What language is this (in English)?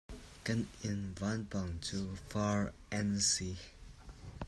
Hakha Chin